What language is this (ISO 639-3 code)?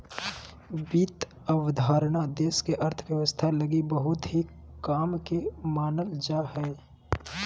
mag